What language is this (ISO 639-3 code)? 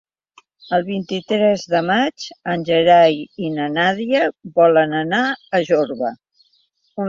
cat